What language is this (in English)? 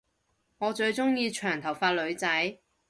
Cantonese